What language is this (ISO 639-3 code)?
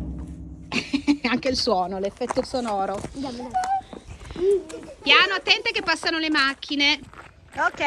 ita